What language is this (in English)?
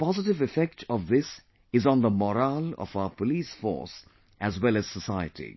English